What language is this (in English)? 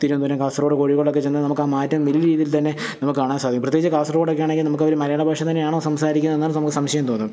Malayalam